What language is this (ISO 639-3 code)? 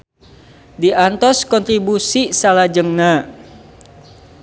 sun